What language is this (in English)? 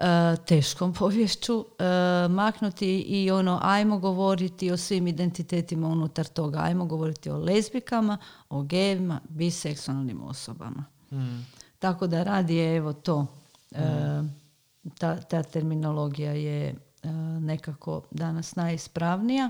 Croatian